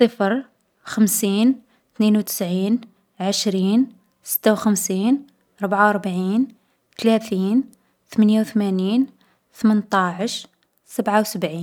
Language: Algerian Arabic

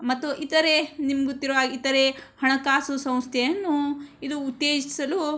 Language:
Kannada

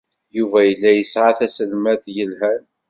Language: Kabyle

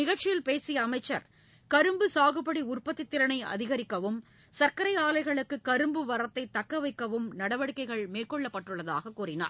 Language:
Tamil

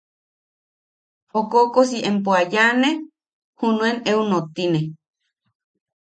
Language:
Yaqui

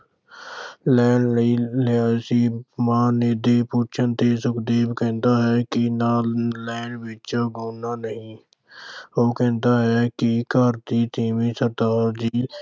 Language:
Punjabi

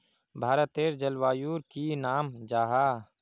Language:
Magahi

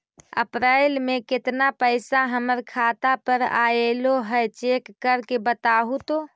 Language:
Magahi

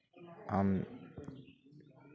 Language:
Santali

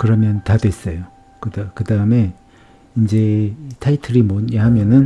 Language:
Korean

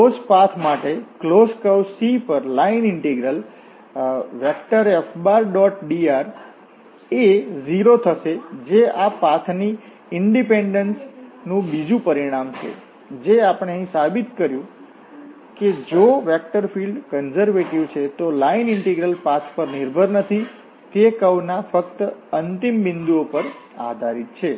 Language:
Gujarati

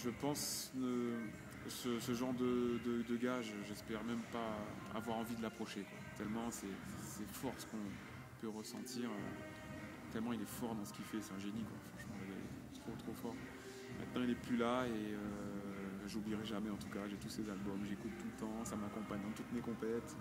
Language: French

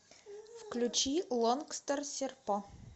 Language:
Russian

